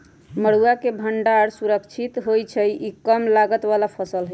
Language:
Magahi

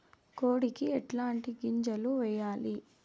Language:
Telugu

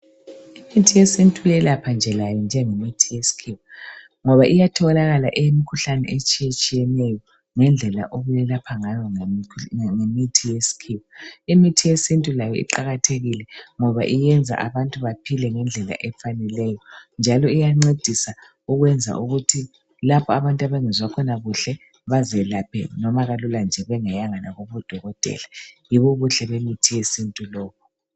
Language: North Ndebele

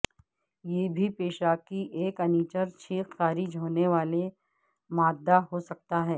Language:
Urdu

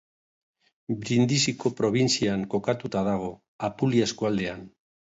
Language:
Basque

